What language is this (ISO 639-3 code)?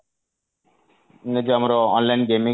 ori